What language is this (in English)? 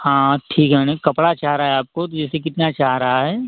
Hindi